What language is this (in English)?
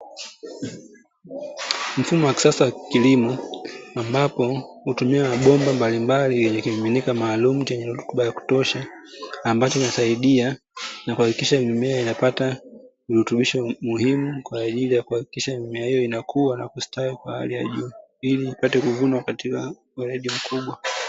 Swahili